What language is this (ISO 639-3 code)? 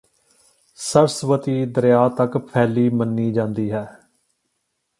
pan